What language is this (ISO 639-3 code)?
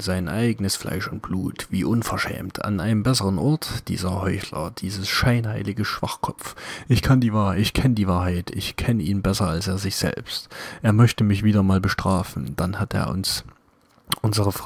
deu